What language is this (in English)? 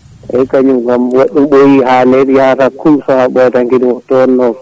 Fula